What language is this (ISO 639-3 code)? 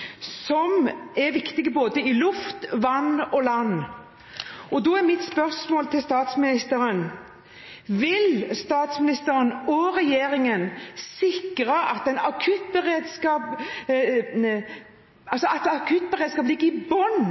nob